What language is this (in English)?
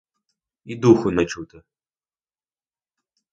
Ukrainian